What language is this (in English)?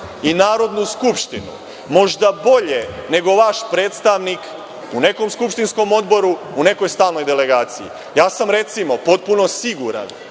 Serbian